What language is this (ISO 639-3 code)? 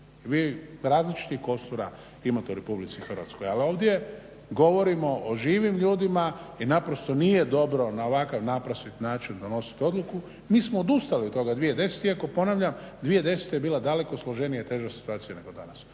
hrv